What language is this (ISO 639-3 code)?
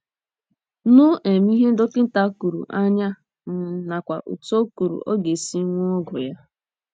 ibo